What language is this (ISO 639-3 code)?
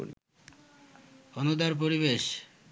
ben